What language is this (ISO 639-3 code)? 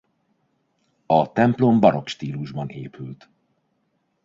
hun